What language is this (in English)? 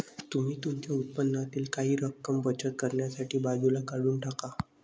Marathi